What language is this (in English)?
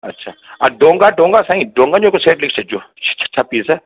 Sindhi